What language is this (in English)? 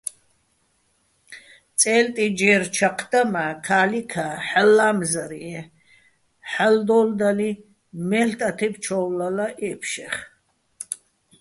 Bats